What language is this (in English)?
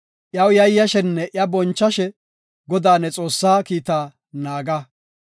Gofa